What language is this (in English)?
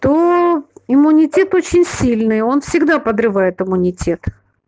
Russian